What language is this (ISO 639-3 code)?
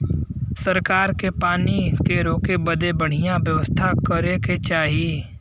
bho